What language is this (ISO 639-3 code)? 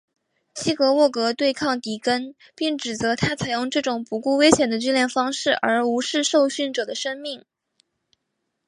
zho